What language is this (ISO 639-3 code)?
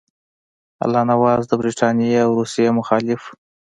pus